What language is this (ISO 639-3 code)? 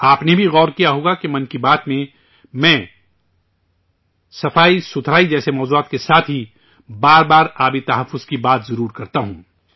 urd